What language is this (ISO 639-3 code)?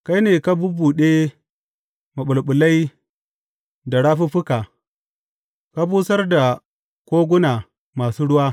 hau